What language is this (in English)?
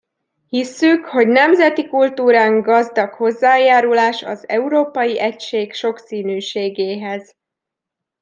Hungarian